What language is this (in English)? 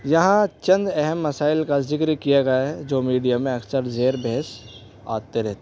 Urdu